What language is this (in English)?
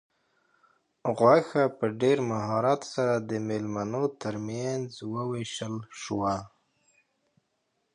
Pashto